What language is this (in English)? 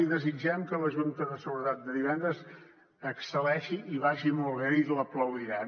Catalan